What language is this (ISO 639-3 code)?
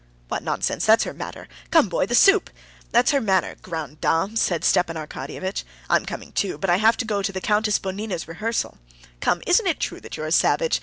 eng